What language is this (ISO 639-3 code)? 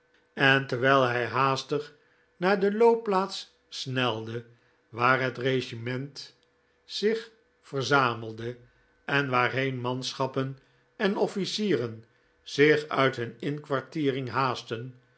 nld